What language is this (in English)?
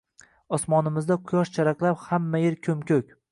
Uzbek